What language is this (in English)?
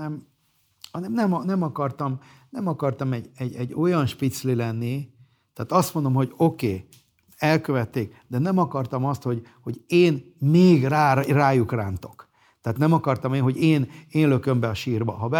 Hungarian